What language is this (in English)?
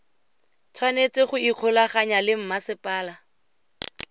Tswana